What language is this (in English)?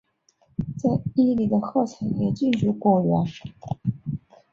Chinese